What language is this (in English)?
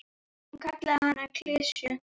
Icelandic